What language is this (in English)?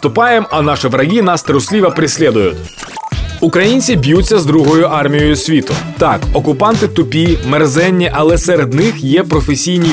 Ukrainian